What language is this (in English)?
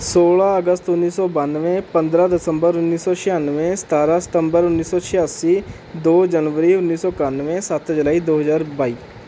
Punjabi